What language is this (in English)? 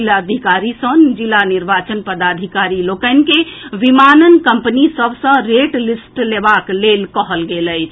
Maithili